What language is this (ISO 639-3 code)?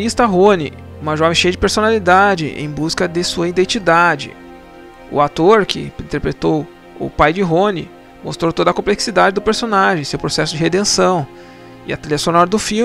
por